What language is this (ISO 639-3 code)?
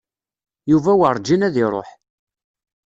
kab